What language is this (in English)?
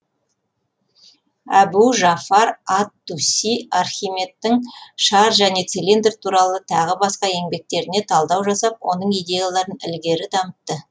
Kazakh